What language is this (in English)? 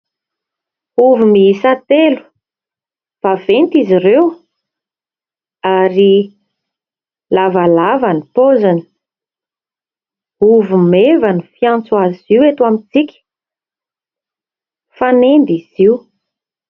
Malagasy